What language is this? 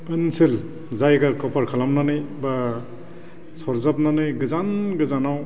Bodo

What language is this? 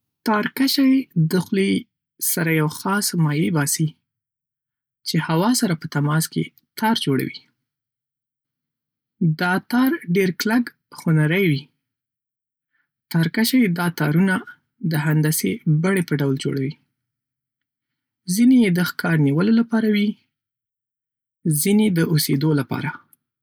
Pashto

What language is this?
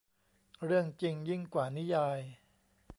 Thai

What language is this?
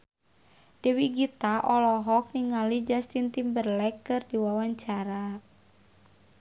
Sundanese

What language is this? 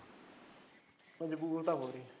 Punjabi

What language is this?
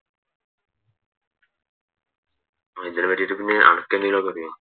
Malayalam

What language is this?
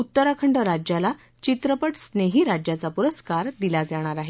Marathi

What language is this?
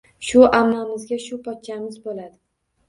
Uzbek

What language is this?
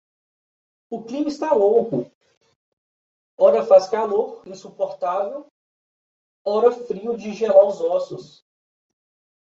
Portuguese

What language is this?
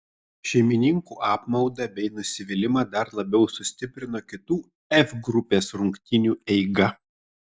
Lithuanian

